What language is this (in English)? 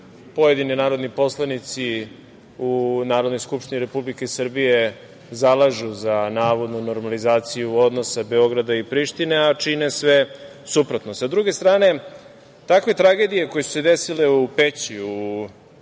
Serbian